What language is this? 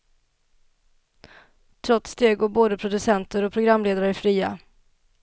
Swedish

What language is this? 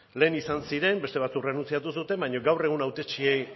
Basque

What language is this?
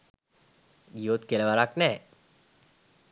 Sinhala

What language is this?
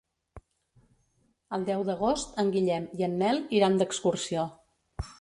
Catalan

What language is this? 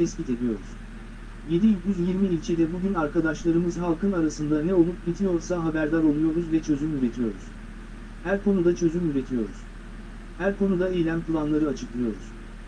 Turkish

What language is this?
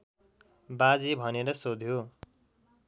Nepali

